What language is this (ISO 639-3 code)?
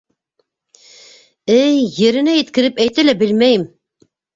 bak